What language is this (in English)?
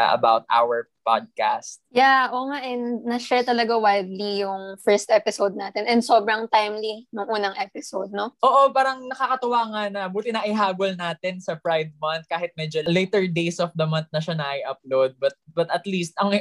Filipino